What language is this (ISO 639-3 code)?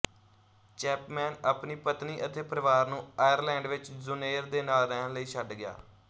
pan